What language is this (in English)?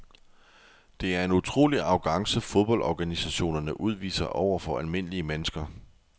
Danish